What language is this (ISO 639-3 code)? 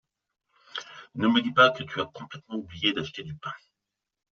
fra